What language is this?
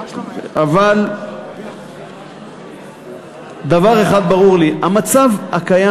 Hebrew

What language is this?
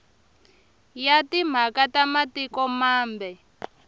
Tsonga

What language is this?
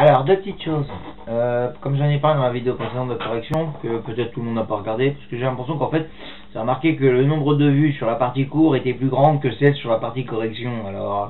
French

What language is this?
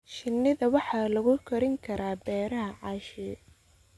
Somali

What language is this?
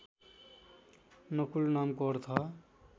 Nepali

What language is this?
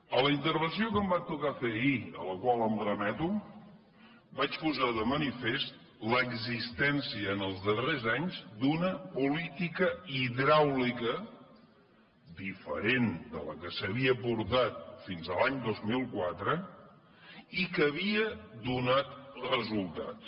Catalan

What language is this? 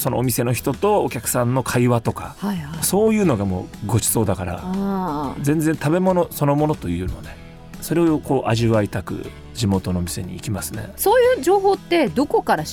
Japanese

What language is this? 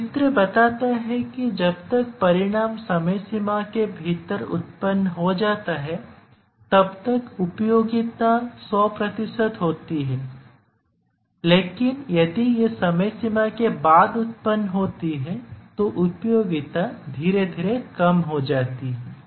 Hindi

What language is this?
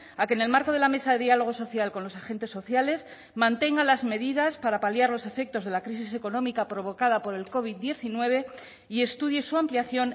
Spanish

